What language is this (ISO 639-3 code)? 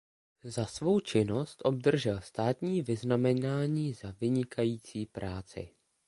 ces